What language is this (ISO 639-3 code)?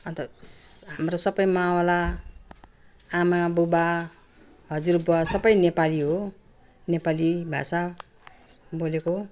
nep